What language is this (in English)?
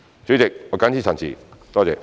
Cantonese